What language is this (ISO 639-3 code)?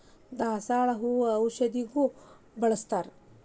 kan